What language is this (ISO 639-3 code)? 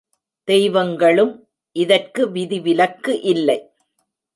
tam